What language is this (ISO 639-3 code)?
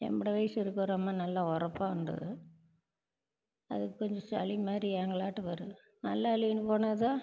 tam